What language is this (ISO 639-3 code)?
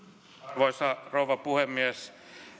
fin